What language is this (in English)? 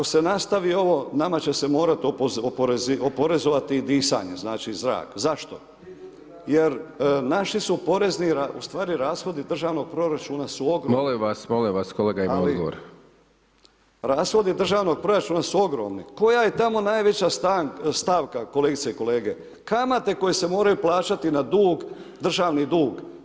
Croatian